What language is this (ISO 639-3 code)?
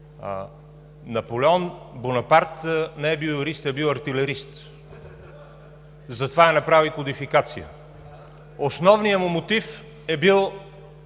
bul